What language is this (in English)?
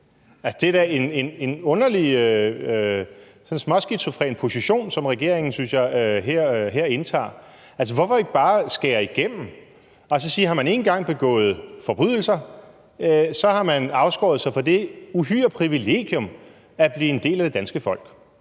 Danish